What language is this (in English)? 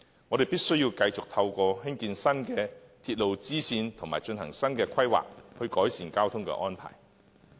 Cantonese